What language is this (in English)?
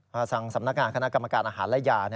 Thai